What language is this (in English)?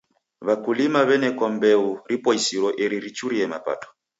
Taita